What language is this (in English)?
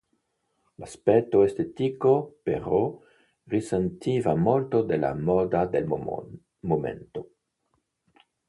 Italian